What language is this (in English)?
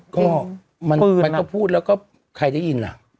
Thai